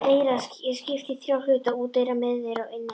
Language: Icelandic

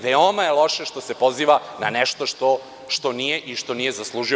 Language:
Serbian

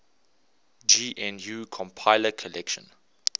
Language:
English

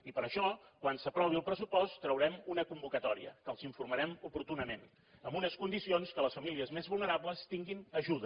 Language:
Catalan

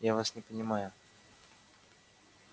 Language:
Russian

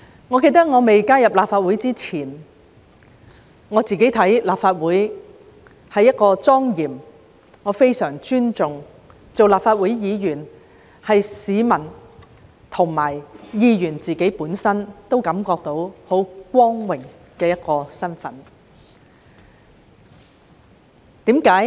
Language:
Cantonese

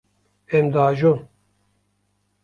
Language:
Kurdish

